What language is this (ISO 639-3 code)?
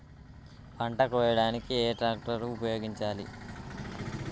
tel